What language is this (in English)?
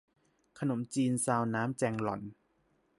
Thai